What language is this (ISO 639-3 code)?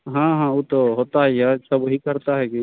hin